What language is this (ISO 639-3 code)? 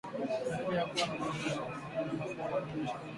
swa